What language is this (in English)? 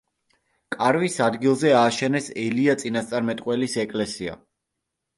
Georgian